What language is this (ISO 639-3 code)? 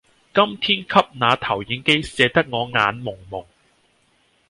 yue